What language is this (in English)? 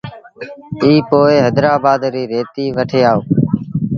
Sindhi Bhil